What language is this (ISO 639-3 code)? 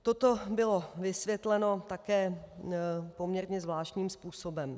ces